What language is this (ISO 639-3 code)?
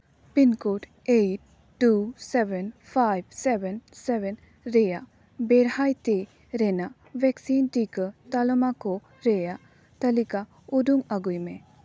sat